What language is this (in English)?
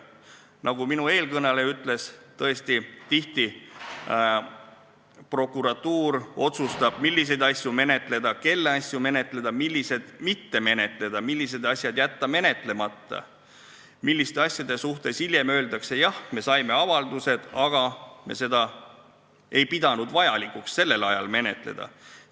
Estonian